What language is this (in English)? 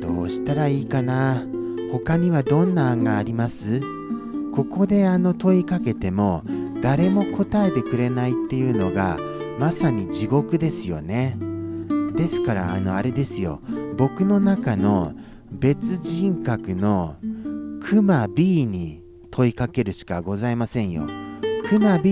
Japanese